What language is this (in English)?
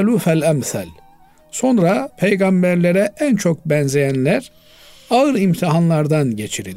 Turkish